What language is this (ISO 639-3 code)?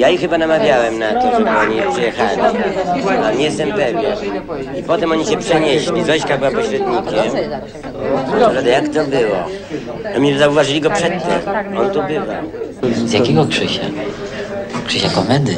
pol